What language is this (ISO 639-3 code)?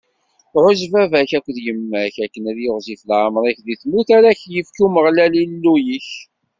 kab